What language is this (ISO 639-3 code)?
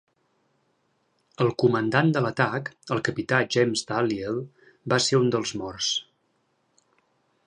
cat